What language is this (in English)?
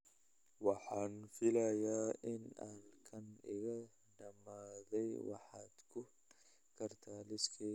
Somali